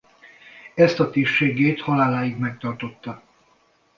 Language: Hungarian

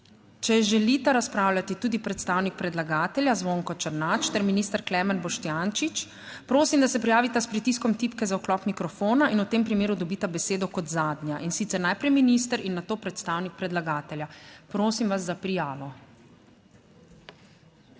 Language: Slovenian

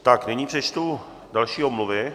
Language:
Czech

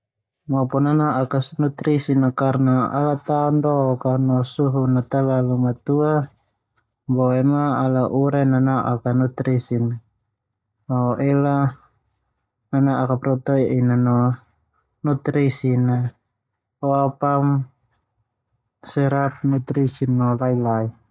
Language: Termanu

